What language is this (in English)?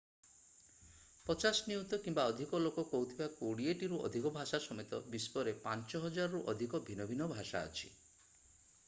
Odia